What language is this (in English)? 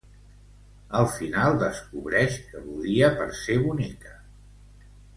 Catalan